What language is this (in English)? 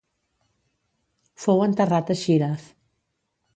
Catalan